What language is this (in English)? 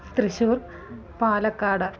Sanskrit